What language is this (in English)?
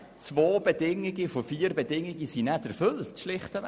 Swiss German